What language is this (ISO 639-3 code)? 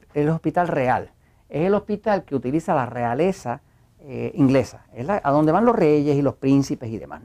spa